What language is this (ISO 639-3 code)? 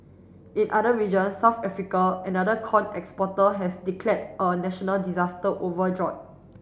eng